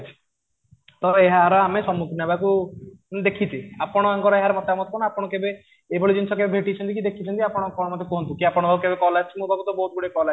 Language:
Odia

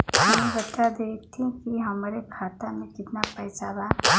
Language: Bhojpuri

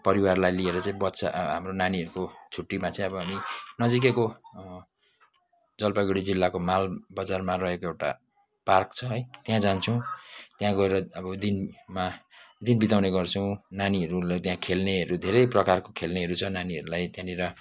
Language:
Nepali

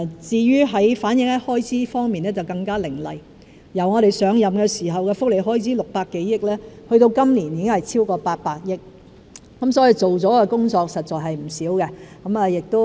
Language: Cantonese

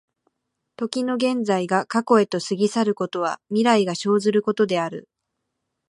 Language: Japanese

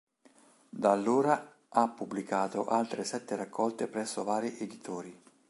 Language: Italian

